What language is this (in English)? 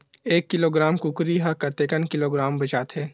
Chhattisgarhi